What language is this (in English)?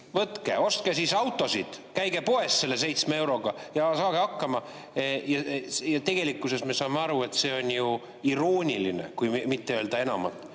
Estonian